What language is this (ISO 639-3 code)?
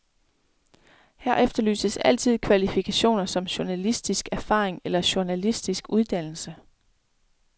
dan